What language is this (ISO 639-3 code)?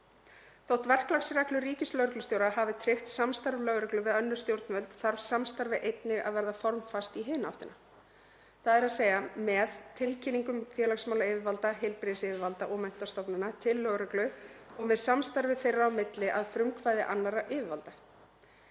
isl